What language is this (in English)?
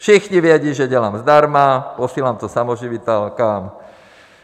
Czech